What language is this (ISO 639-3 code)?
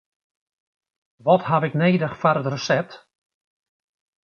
fry